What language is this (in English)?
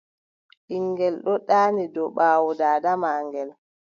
Adamawa Fulfulde